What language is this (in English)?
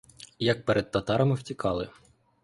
Ukrainian